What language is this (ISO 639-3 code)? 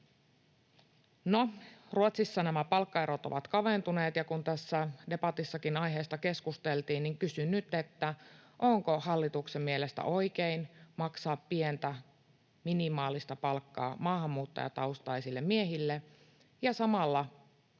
fin